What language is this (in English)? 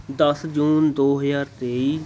Punjabi